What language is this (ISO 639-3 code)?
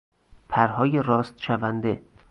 fas